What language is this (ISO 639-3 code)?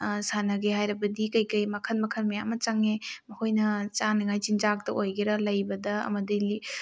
mni